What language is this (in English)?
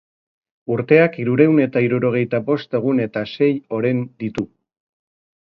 Basque